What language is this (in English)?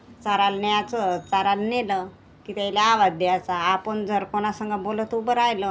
Marathi